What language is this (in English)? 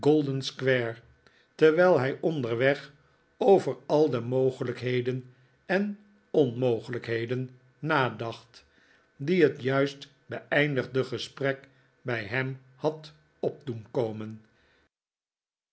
Dutch